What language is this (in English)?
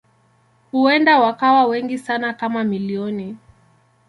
Swahili